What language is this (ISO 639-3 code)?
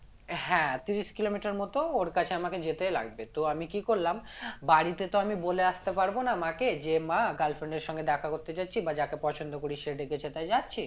ben